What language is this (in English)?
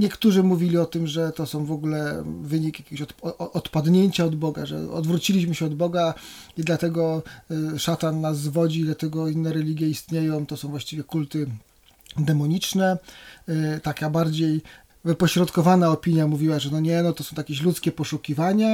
Polish